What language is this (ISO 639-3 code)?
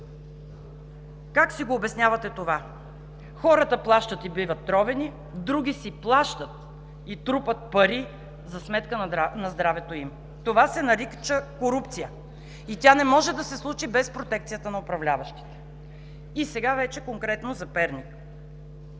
bul